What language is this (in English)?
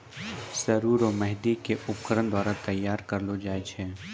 Maithili